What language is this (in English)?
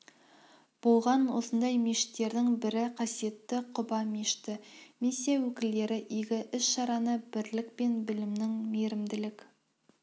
Kazakh